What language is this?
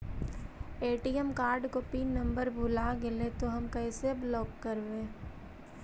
Magahi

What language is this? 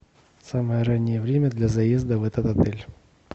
Russian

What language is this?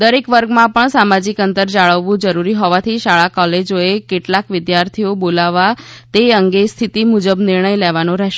Gujarati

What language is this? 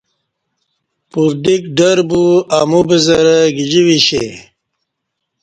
Kati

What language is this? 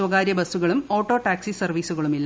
Malayalam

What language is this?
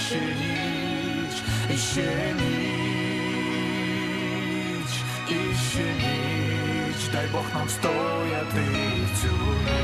Ukrainian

